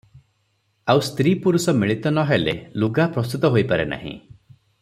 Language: Odia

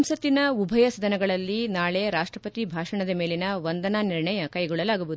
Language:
Kannada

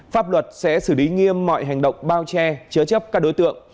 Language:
Vietnamese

